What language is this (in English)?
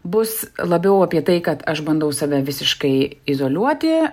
Lithuanian